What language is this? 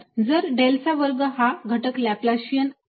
Marathi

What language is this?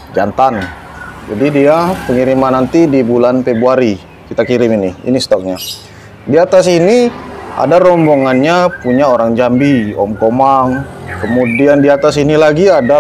Indonesian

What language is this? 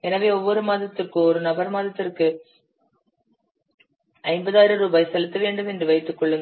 Tamil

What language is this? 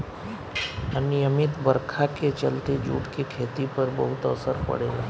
Bhojpuri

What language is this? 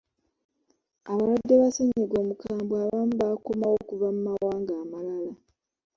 Ganda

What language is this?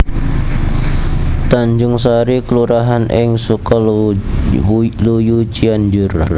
Javanese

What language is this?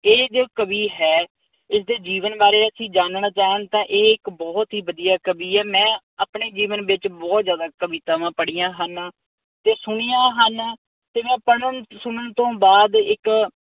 Punjabi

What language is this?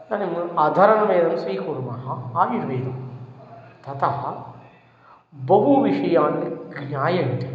Sanskrit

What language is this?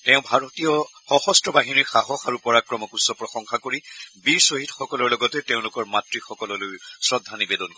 Assamese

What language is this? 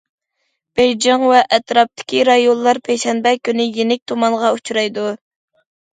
Uyghur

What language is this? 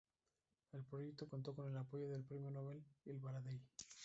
Spanish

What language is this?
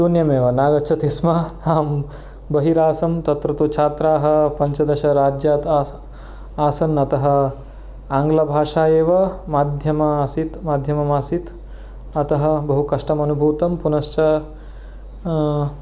Sanskrit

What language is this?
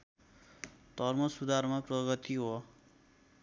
Nepali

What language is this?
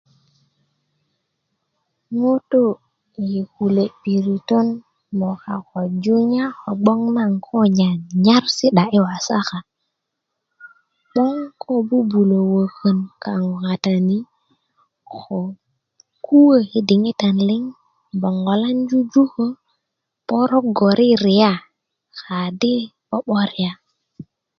Kuku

